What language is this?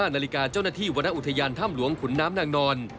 Thai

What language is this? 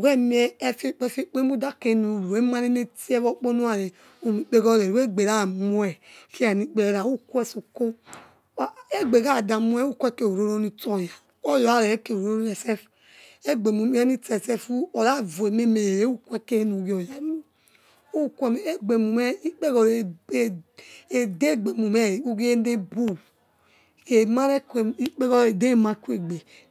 Yekhee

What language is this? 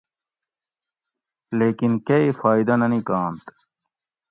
Gawri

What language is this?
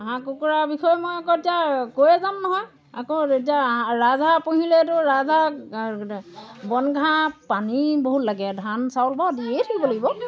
Assamese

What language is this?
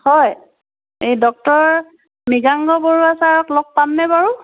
Assamese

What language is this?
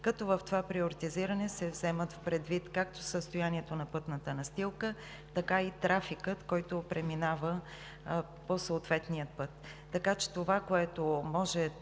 Bulgarian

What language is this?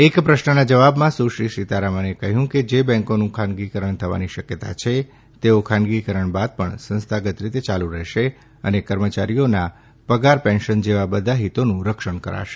Gujarati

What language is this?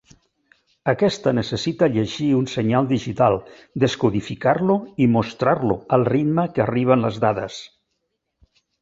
Catalan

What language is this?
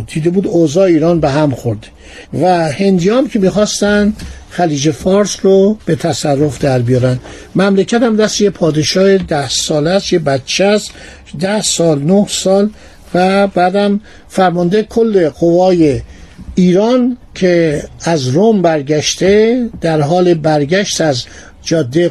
Persian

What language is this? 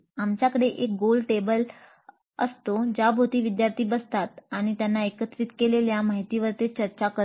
Marathi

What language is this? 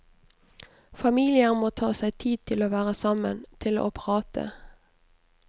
Norwegian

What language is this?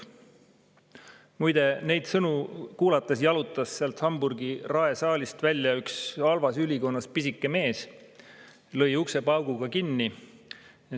Estonian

